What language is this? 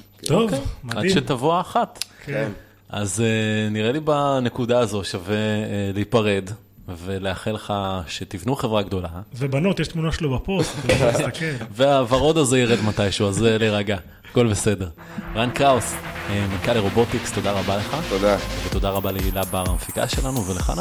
Hebrew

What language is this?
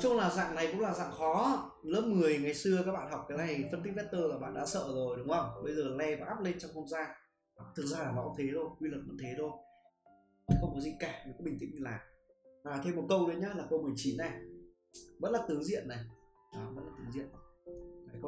Vietnamese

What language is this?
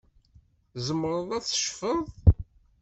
Kabyle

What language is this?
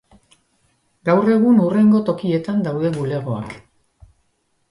Basque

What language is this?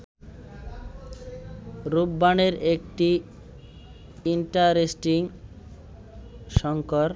Bangla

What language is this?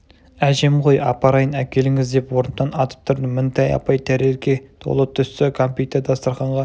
Kazakh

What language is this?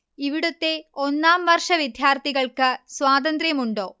Malayalam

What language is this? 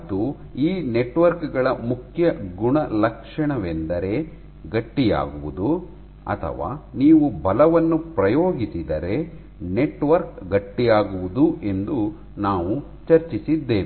Kannada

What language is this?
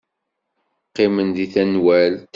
Kabyle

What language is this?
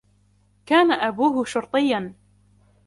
Arabic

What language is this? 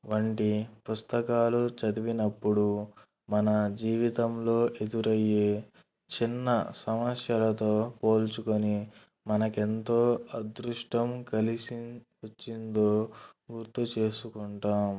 Telugu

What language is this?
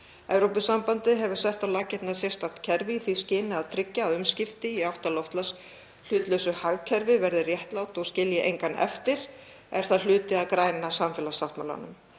Icelandic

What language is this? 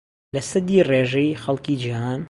Central Kurdish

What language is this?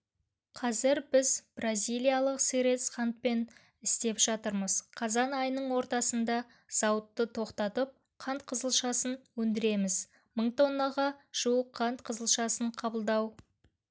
Kazakh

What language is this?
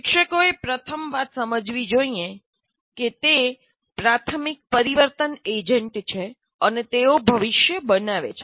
Gujarati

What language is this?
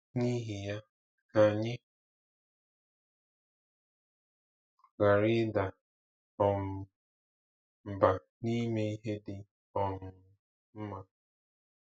Igbo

